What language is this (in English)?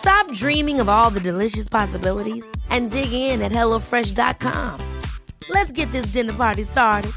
English